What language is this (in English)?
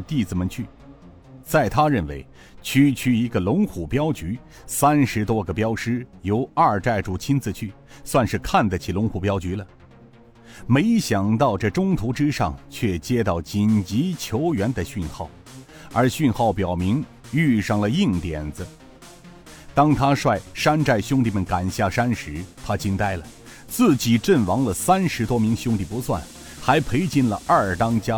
Chinese